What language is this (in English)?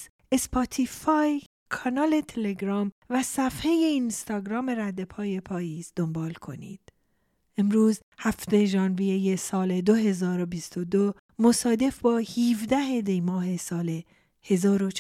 Persian